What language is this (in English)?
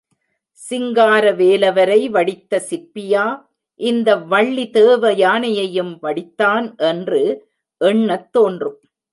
Tamil